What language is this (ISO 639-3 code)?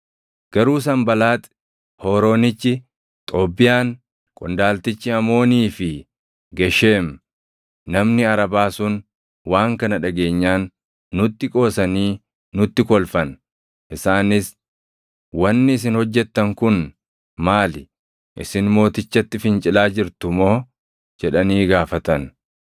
orm